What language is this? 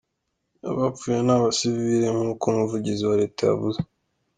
Kinyarwanda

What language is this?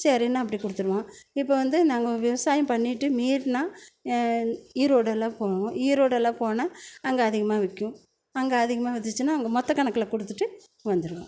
Tamil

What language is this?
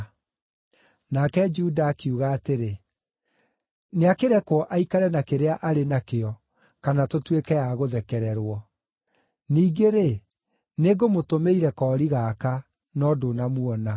Kikuyu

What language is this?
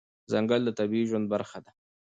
Pashto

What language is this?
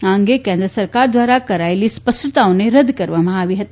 Gujarati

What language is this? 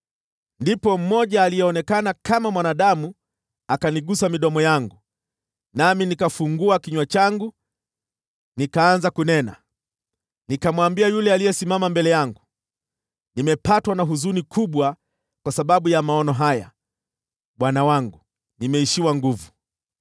Swahili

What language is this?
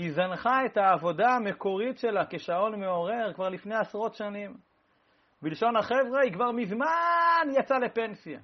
Hebrew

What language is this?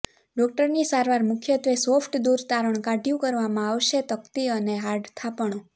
Gujarati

